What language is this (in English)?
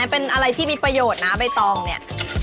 Thai